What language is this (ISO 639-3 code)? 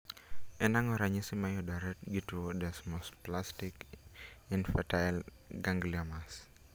luo